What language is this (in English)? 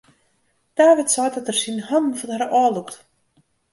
Western Frisian